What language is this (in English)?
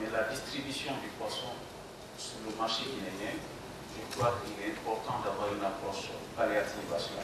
French